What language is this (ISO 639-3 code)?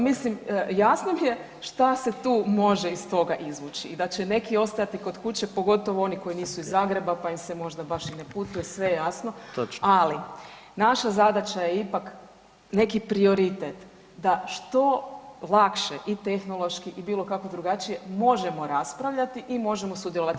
hrv